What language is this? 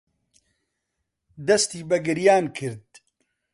Central Kurdish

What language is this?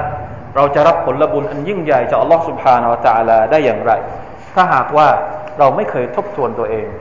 Thai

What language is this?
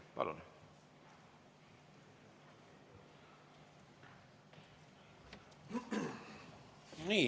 Estonian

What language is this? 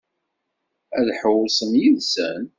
Kabyle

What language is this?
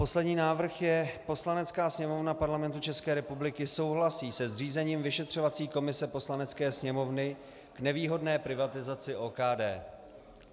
Czech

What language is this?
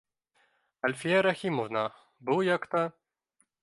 Bashkir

